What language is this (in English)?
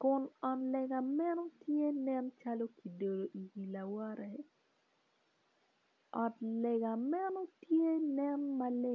Acoli